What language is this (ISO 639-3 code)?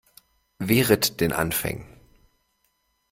deu